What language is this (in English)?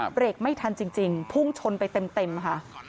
Thai